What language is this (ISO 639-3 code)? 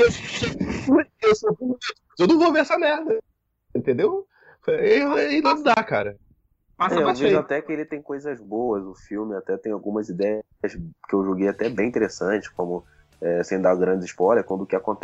por